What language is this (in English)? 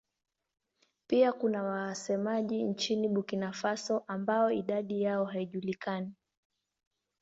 Swahili